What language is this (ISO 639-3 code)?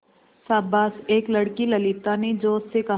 hin